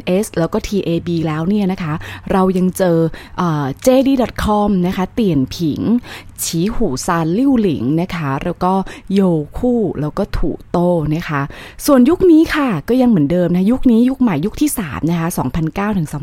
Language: Thai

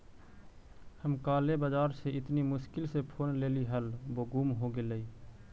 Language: Magahi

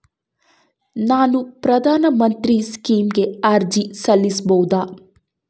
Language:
Kannada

